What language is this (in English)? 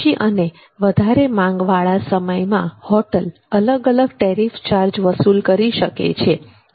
Gujarati